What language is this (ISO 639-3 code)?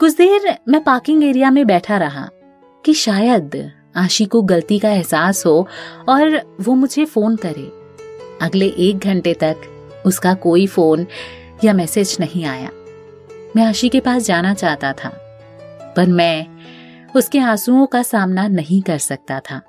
hin